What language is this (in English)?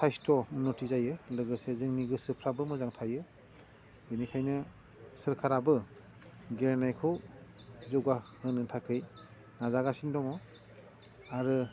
Bodo